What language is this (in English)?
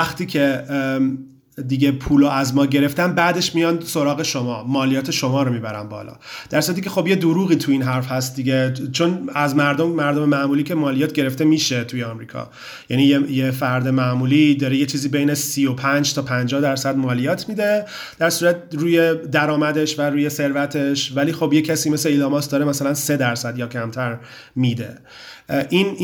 Persian